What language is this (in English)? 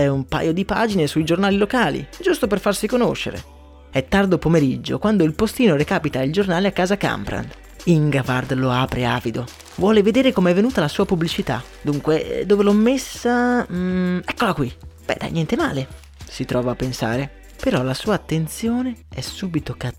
Italian